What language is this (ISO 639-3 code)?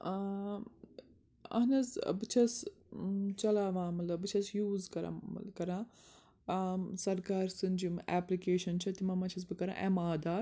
kas